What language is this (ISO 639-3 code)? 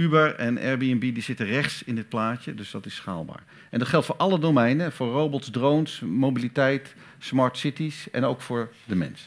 nld